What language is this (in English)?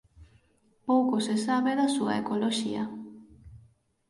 Galician